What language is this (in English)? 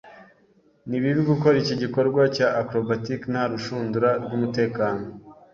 Kinyarwanda